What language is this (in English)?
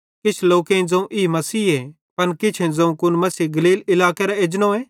Bhadrawahi